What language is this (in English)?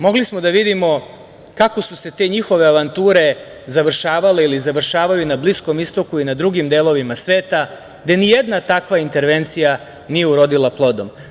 Serbian